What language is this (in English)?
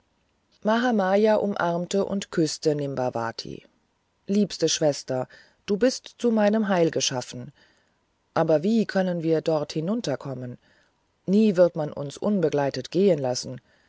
German